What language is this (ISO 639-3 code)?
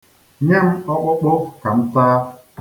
ibo